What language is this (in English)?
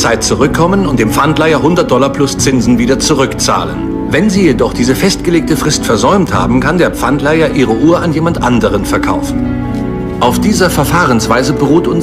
German